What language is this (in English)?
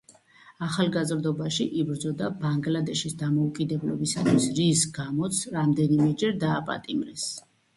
Georgian